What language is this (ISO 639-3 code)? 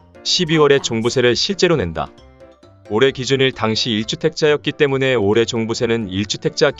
kor